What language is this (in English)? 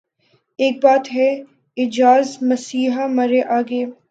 Urdu